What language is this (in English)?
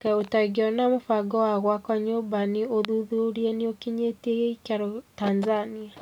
Kikuyu